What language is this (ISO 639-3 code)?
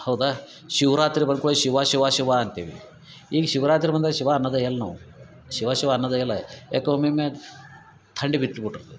kan